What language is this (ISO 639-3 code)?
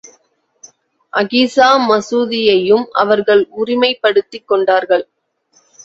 tam